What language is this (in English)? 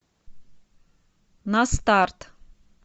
Russian